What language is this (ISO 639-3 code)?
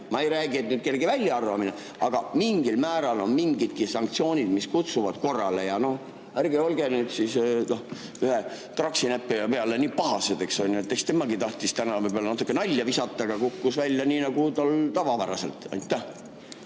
est